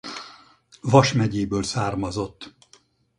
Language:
Hungarian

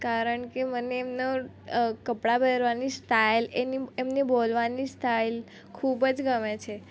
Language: Gujarati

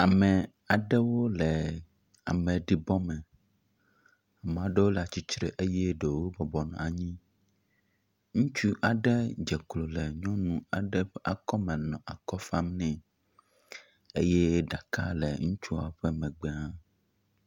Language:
Ewe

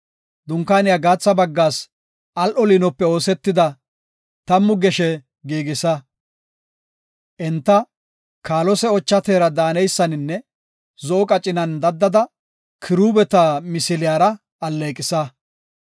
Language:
Gofa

